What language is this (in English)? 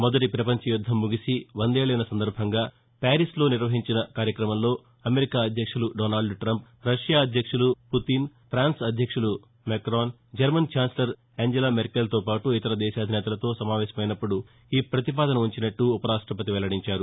Telugu